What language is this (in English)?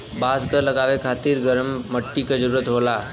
Bhojpuri